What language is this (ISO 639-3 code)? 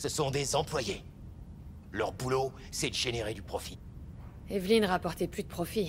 fra